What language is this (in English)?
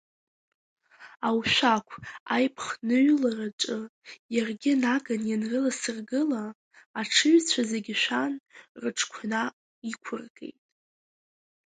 Abkhazian